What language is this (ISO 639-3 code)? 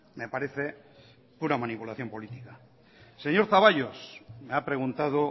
spa